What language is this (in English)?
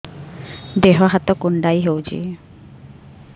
Odia